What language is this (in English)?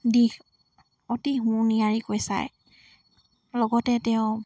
Assamese